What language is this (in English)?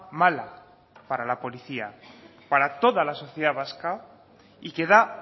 Spanish